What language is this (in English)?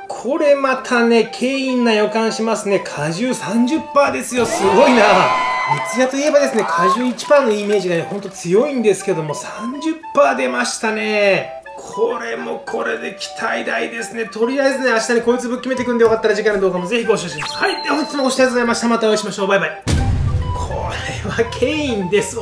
Japanese